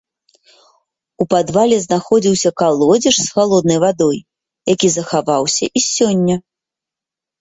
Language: Belarusian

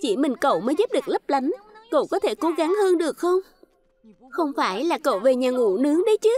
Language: Vietnamese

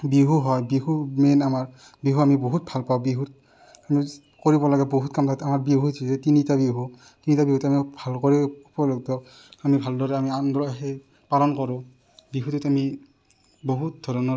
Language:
Assamese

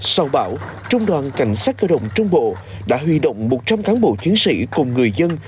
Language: Vietnamese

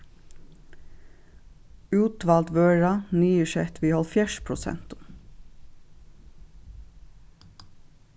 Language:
Faroese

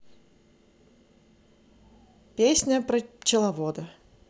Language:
Russian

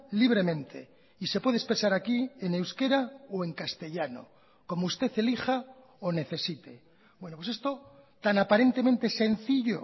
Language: Spanish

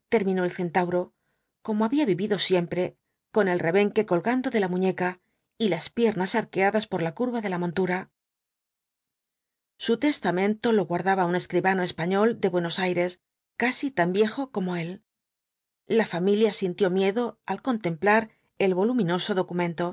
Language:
Spanish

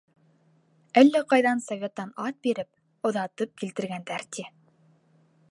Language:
Bashkir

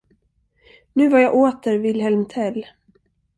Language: Swedish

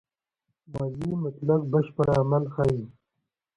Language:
Pashto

